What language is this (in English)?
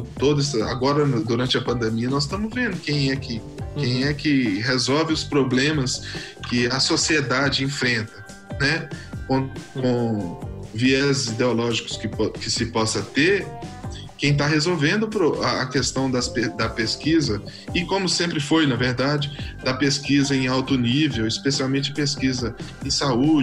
Portuguese